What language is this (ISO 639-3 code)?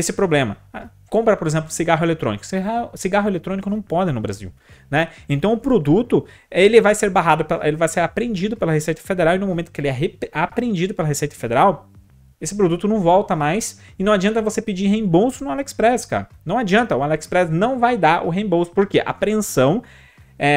por